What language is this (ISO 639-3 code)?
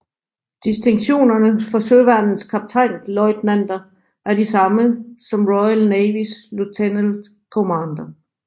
dan